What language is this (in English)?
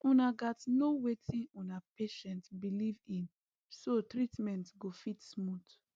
Nigerian Pidgin